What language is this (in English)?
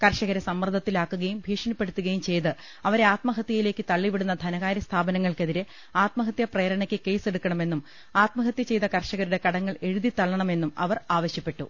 Malayalam